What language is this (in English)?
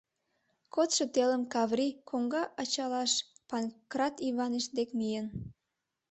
Mari